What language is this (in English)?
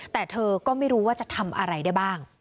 Thai